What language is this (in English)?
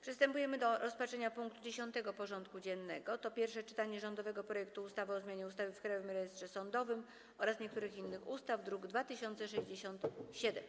Polish